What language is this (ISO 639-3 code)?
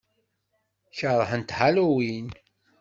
kab